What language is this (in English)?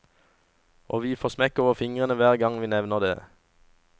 Norwegian